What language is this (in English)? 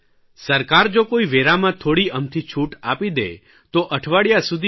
Gujarati